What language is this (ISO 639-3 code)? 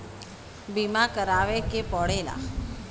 bho